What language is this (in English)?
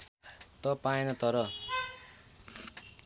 Nepali